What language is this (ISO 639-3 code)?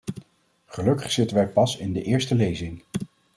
nld